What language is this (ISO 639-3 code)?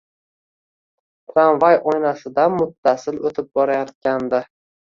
uzb